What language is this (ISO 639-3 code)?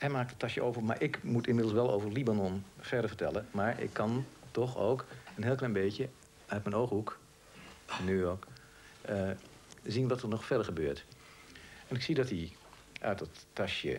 nld